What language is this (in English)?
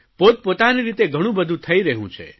Gujarati